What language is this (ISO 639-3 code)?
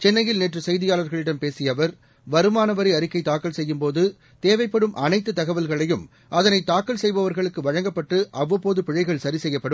tam